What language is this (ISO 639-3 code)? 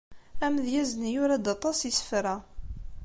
kab